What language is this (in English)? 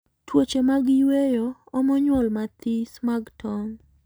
Luo (Kenya and Tanzania)